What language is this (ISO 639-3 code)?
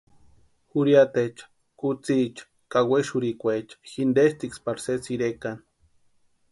pua